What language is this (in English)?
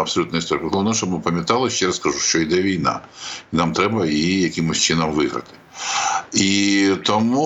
Ukrainian